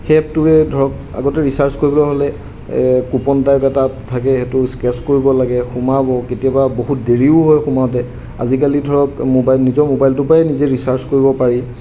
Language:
Assamese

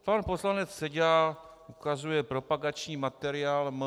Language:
Czech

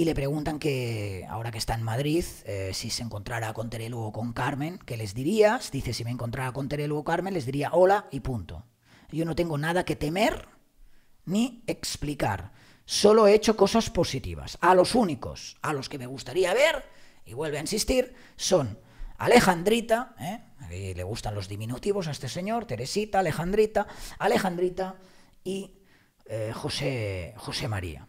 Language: Spanish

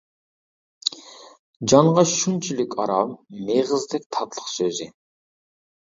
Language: Uyghur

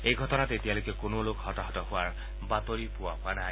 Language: Assamese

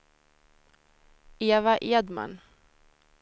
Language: Swedish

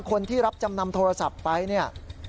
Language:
Thai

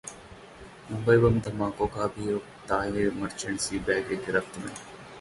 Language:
Hindi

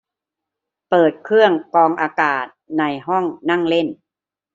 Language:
Thai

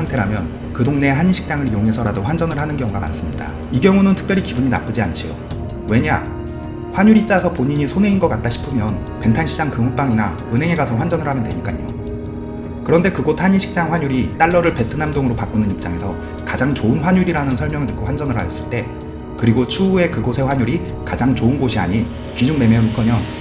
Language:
Korean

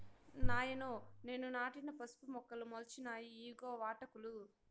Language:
Telugu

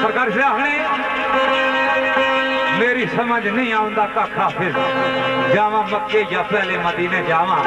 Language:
Punjabi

